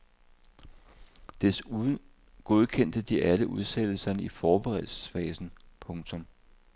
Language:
Danish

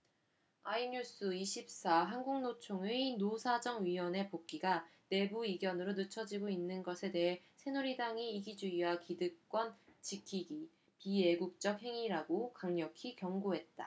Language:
Korean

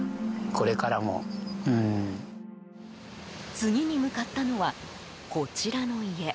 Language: Japanese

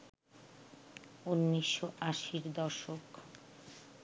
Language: Bangla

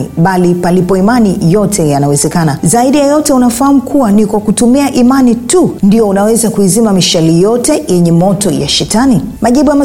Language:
Swahili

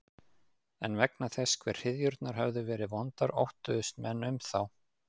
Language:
Icelandic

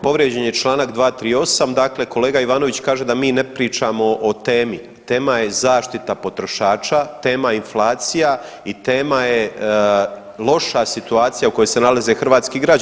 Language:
Croatian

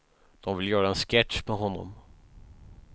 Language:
Swedish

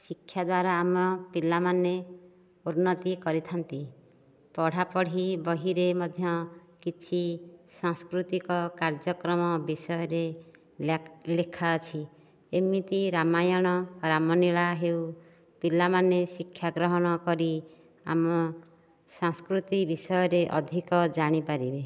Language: Odia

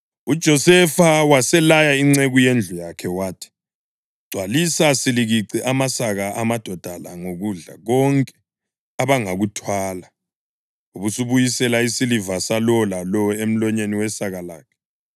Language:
North Ndebele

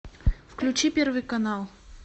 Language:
Russian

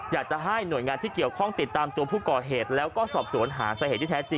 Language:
Thai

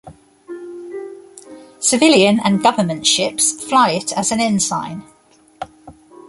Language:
English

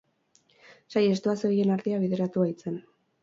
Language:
Basque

